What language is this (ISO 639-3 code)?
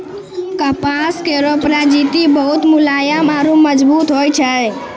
mai